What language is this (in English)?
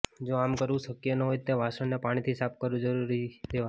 Gujarati